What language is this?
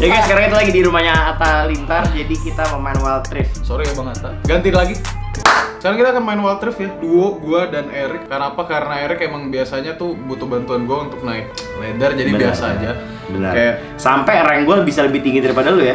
Indonesian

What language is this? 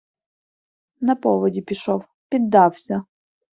Ukrainian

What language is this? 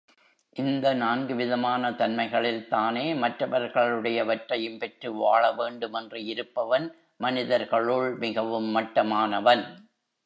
Tamil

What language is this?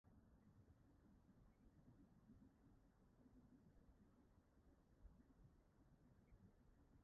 Welsh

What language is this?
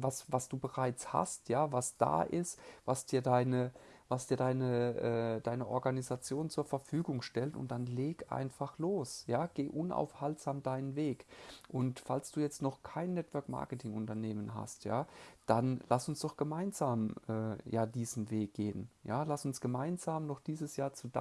German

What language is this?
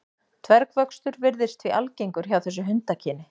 Icelandic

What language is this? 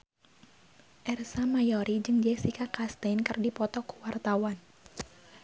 Sundanese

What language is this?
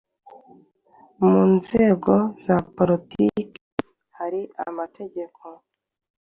Kinyarwanda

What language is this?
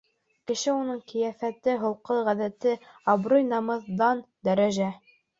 Bashkir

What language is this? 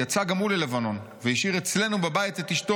Hebrew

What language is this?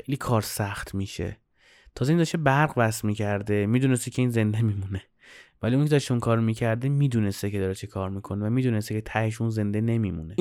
Persian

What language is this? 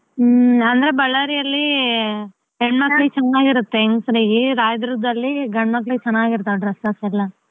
Kannada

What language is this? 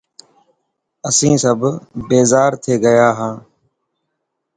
Dhatki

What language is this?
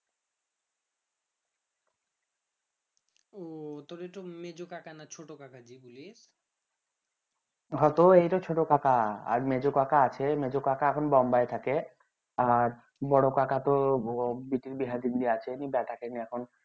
Bangla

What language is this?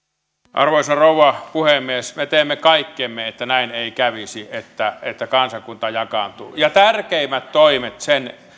Finnish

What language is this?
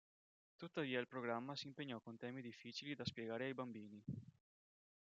Italian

